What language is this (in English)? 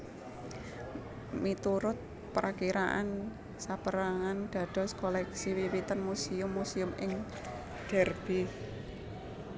Javanese